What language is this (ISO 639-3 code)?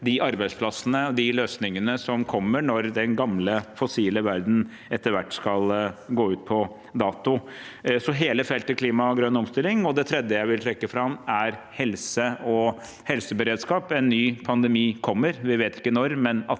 nor